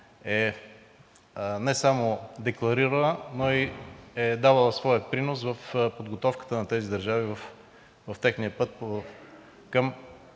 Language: Bulgarian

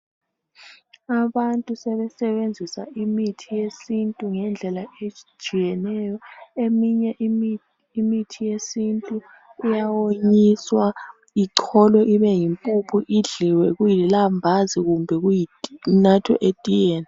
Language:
North Ndebele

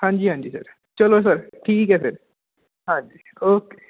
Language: Punjabi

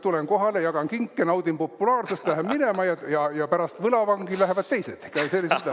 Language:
Estonian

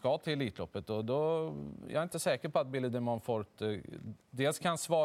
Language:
Swedish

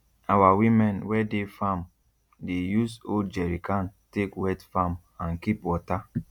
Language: Nigerian Pidgin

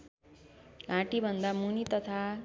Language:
Nepali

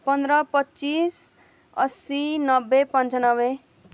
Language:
Nepali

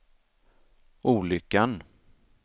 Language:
Swedish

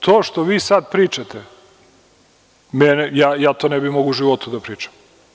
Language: Serbian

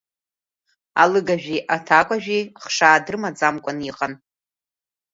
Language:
Abkhazian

